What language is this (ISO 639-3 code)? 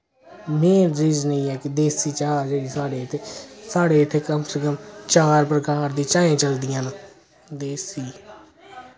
doi